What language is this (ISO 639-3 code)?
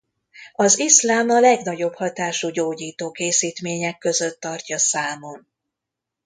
hun